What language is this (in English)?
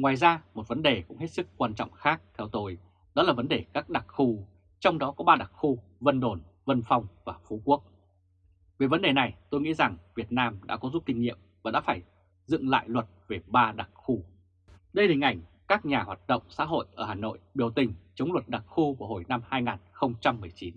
Vietnamese